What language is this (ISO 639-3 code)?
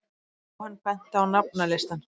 isl